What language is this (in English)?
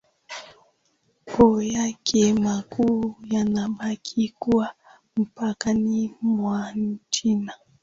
Swahili